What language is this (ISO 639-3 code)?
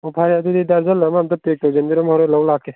mni